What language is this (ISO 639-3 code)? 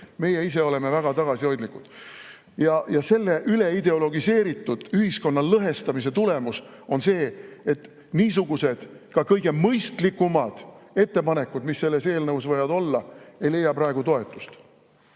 est